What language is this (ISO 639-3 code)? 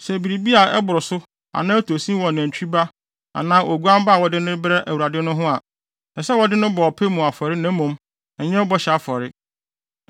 aka